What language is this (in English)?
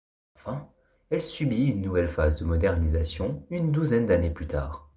French